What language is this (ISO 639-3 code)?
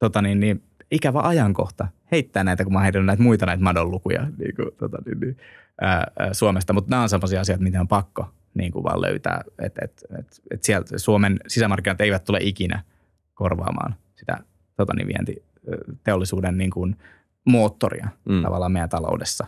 fin